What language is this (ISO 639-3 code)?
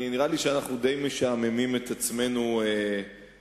heb